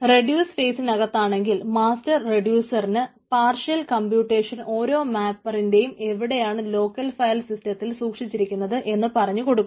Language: Malayalam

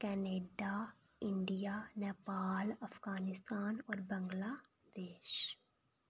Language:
Dogri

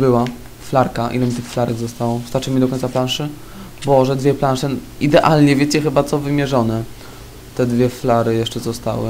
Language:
Polish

